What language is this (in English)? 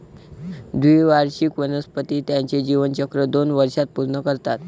Marathi